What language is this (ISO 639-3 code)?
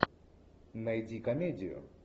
rus